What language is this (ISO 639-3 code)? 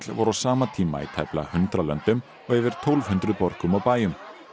isl